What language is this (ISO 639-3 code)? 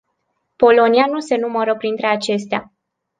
ron